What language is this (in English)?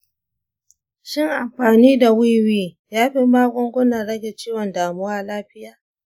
Hausa